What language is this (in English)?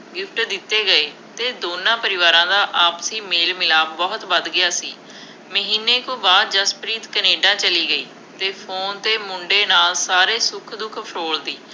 Punjabi